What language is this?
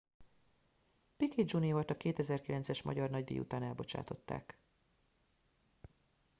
Hungarian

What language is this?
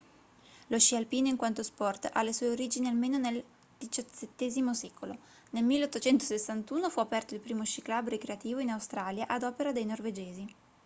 Italian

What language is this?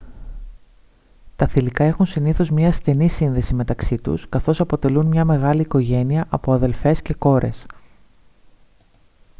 Greek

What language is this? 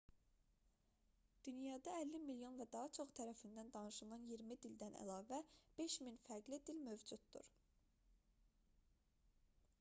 Azerbaijani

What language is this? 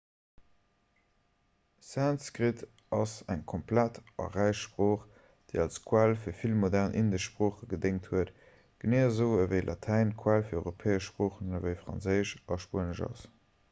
Luxembourgish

